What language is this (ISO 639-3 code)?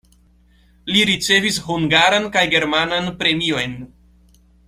epo